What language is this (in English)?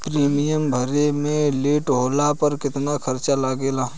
Bhojpuri